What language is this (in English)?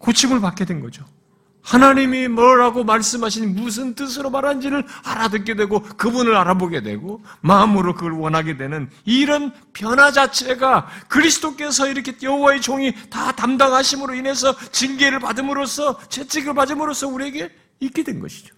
Korean